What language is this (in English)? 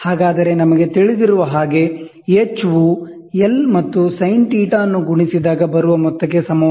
Kannada